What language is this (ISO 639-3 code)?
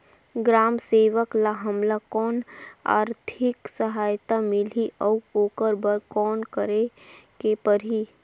hne